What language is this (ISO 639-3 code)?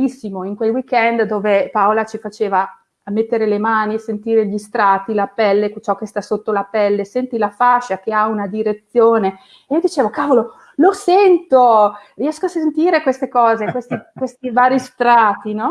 ita